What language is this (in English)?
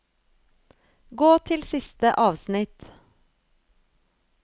Norwegian